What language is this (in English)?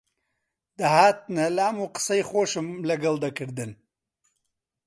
Central Kurdish